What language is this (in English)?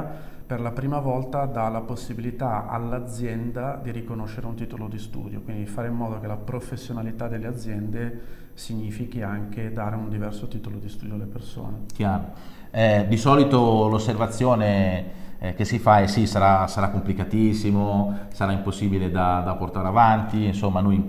Italian